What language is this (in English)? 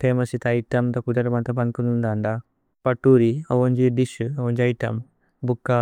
Tulu